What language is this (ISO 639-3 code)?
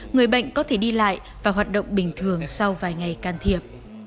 vie